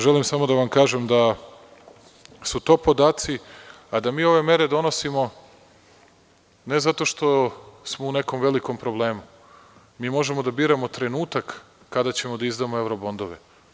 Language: Serbian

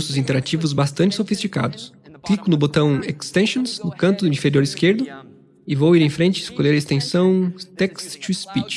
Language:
Portuguese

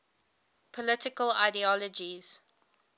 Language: English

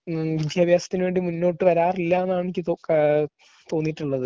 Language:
Malayalam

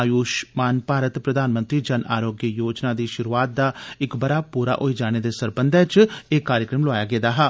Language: Dogri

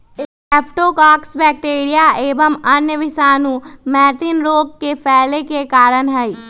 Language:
Magahi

